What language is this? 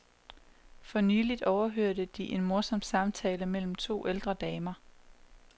Danish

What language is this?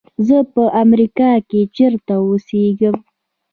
Pashto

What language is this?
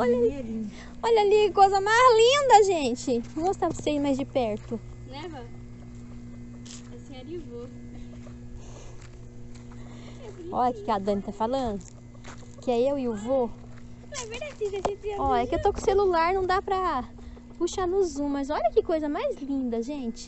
Portuguese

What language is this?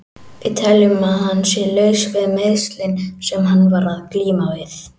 Icelandic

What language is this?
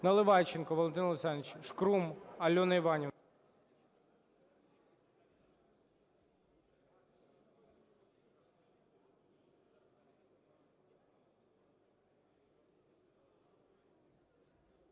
Ukrainian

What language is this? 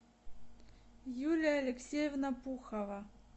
Russian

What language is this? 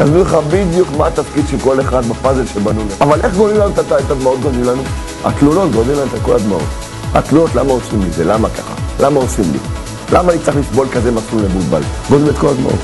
Hebrew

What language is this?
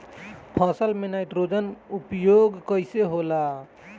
Bhojpuri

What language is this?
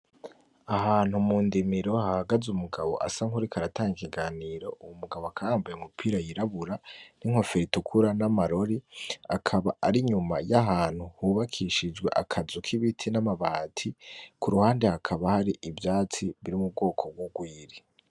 Rundi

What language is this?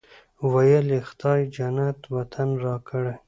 Pashto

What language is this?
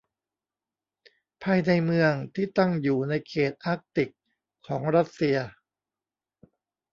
Thai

